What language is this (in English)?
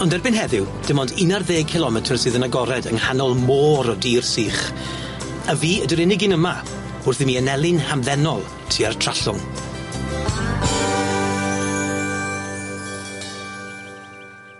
Welsh